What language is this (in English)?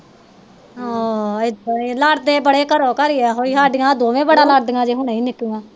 Punjabi